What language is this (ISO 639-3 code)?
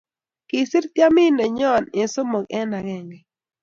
kln